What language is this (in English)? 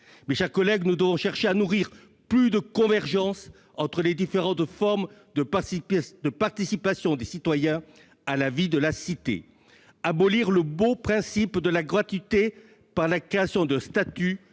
French